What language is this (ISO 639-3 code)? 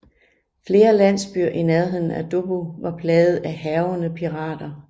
dan